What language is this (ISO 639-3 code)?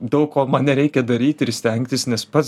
lit